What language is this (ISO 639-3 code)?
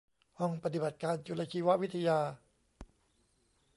tha